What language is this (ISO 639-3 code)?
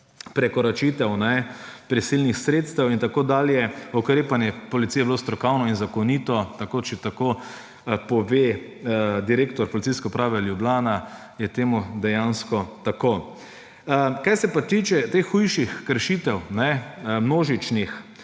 slv